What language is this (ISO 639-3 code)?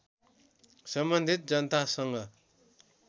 nep